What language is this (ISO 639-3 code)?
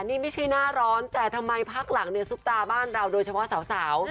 tha